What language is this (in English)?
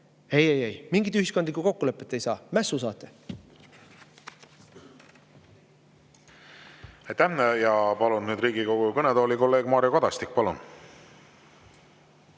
Estonian